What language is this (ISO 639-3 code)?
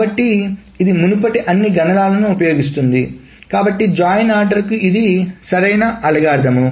tel